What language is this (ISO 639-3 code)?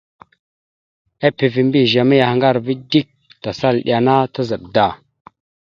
mxu